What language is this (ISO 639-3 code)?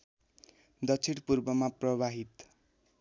nep